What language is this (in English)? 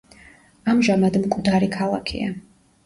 Georgian